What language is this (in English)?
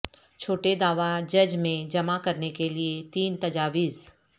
Urdu